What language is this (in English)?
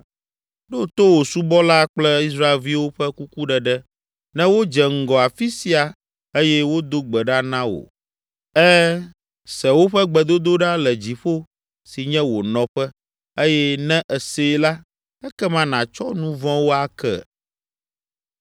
Ewe